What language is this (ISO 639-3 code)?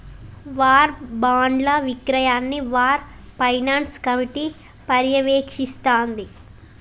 tel